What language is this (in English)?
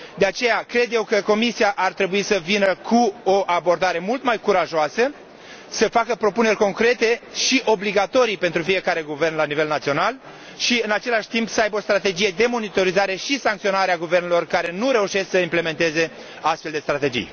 Romanian